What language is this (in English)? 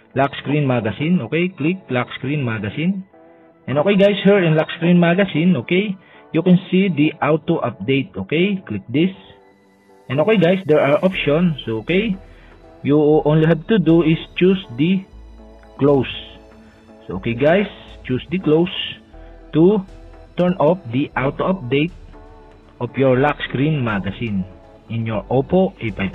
Dutch